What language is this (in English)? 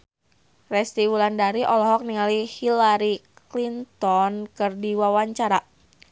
Sundanese